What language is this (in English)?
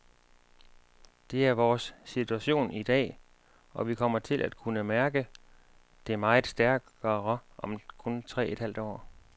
Danish